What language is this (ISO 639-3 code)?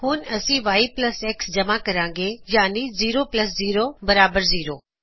pan